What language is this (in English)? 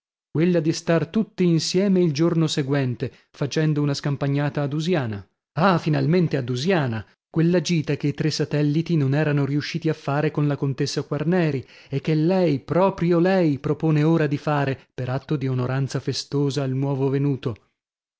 Italian